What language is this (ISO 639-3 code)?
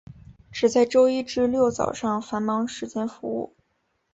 zho